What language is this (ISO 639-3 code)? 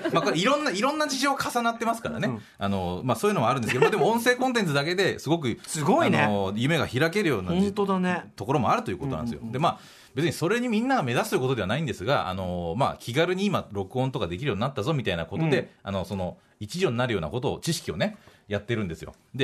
jpn